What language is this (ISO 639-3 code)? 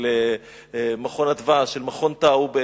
heb